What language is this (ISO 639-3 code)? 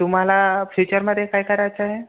mar